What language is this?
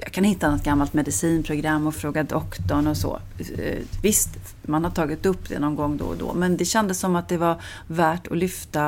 Swedish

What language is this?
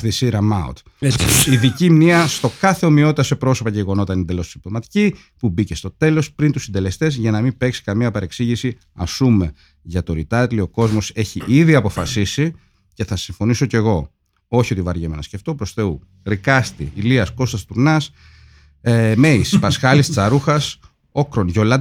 Greek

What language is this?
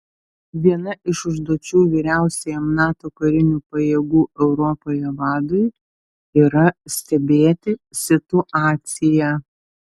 Lithuanian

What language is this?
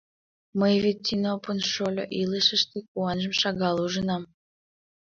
Mari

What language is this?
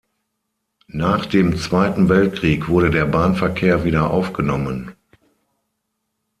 German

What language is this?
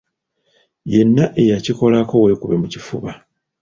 Ganda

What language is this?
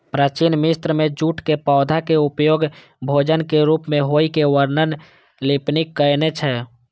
Maithili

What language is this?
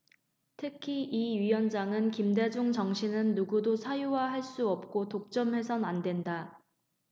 Korean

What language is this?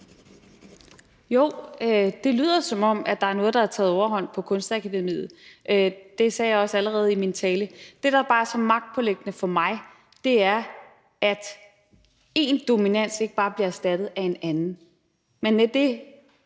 Danish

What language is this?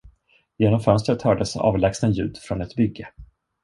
Swedish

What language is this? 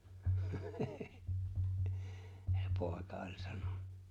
Finnish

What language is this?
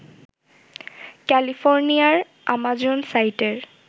Bangla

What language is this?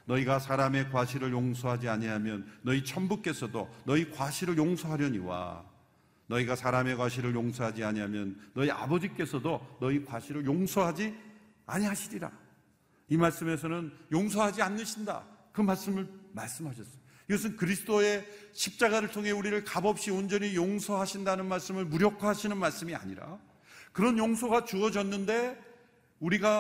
Korean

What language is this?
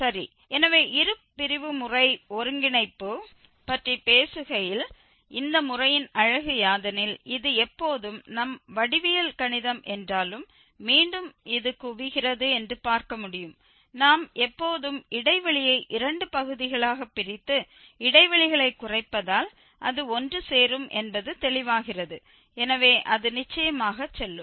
Tamil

